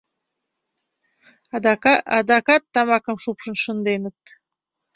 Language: Mari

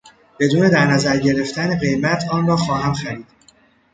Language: Persian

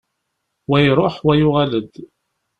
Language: Kabyle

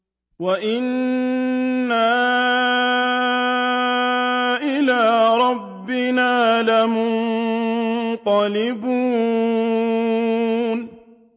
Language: Arabic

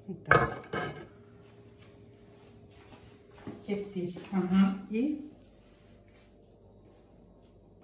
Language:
Russian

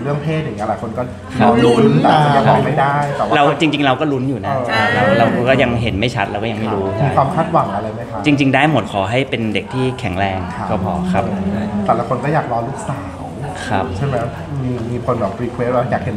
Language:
Thai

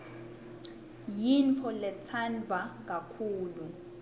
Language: Swati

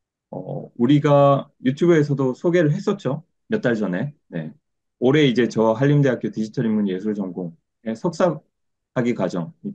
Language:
Korean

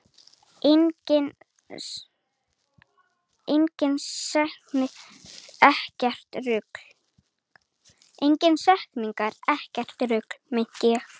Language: Icelandic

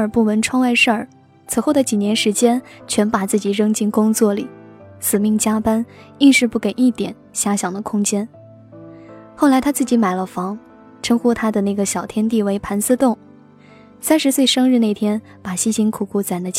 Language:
Chinese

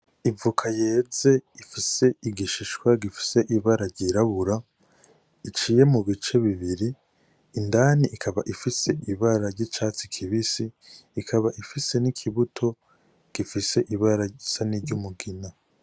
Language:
Rundi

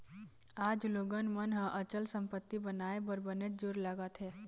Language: Chhattisgarhi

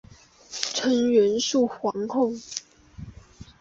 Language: Chinese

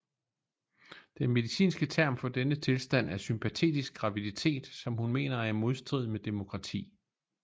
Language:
Danish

